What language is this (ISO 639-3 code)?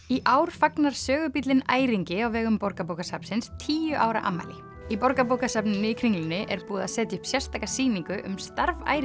isl